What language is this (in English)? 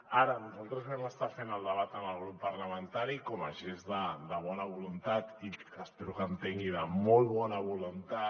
Catalan